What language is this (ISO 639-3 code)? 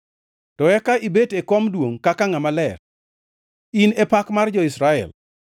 luo